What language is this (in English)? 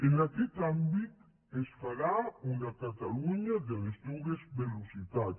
Catalan